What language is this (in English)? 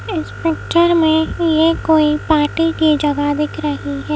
Hindi